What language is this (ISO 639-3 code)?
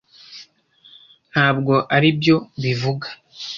kin